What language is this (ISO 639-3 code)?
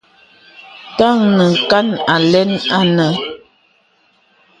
beb